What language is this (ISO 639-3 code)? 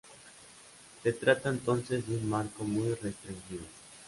spa